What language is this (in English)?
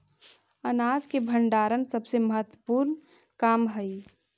Magahi